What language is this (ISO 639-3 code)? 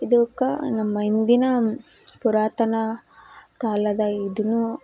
kan